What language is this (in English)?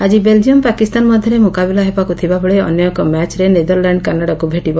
Odia